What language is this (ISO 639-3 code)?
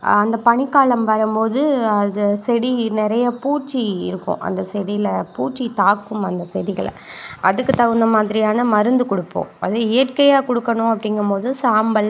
tam